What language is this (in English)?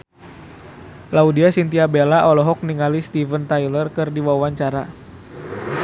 Sundanese